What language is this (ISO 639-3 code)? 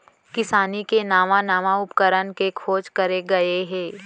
hne